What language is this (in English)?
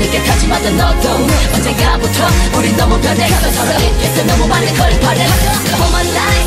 Korean